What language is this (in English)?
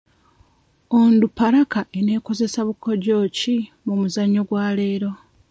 Ganda